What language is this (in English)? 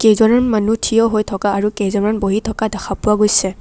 Assamese